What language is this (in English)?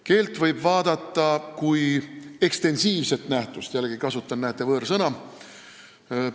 Estonian